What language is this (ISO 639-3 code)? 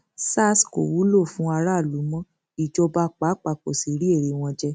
yor